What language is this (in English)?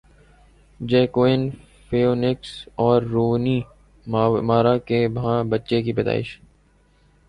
Urdu